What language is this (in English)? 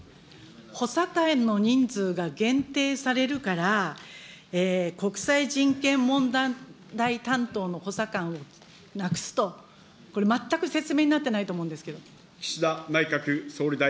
Japanese